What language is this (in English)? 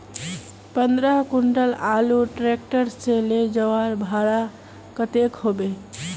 Magahi